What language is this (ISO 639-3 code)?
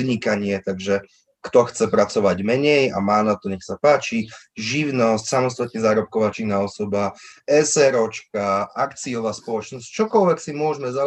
slk